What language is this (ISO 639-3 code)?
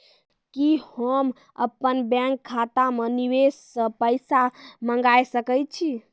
mai